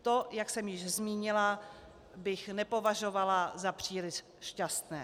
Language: Czech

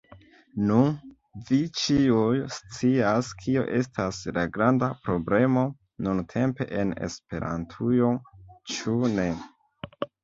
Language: Esperanto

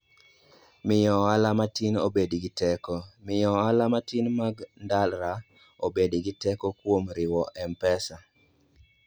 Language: Luo (Kenya and Tanzania)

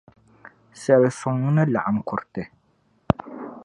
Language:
Dagbani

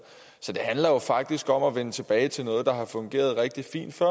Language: Danish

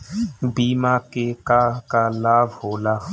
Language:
Bhojpuri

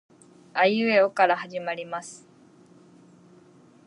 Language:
Japanese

